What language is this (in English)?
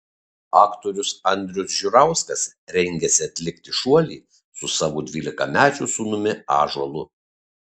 Lithuanian